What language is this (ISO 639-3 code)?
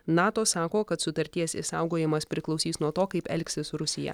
lit